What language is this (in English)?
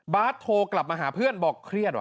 Thai